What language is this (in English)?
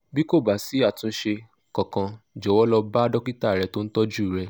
Yoruba